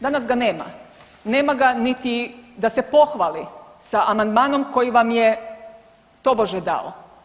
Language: Croatian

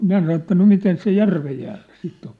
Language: Finnish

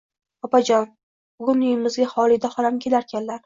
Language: Uzbek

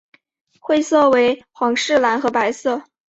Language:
Chinese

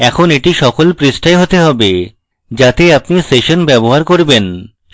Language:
Bangla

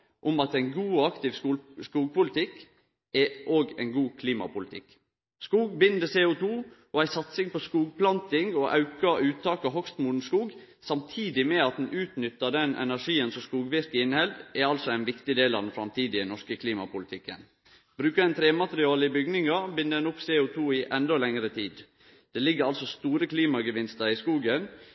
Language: Norwegian Nynorsk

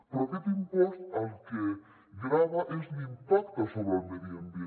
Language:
Catalan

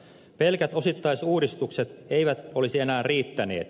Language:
Finnish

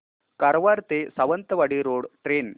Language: Marathi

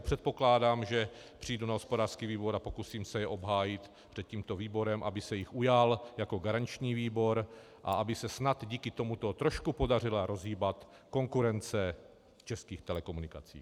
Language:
Czech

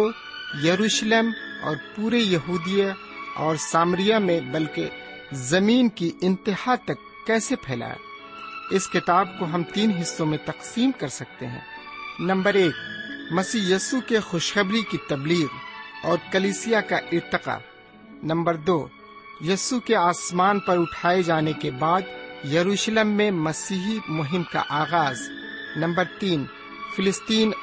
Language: Urdu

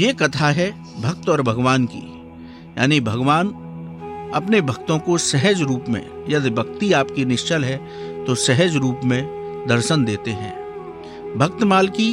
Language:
Hindi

